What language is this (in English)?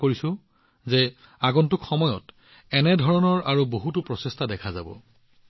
Assamese